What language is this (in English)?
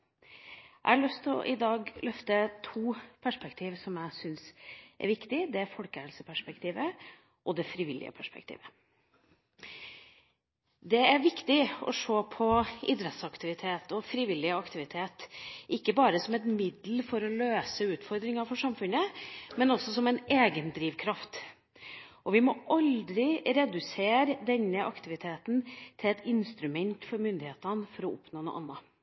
Norwegian Bokmål